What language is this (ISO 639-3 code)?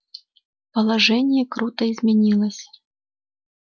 rus